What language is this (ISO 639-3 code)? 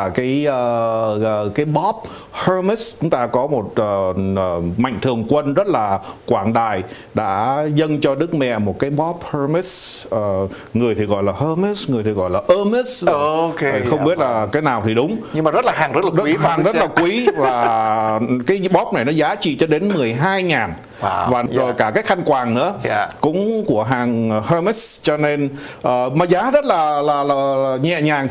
vie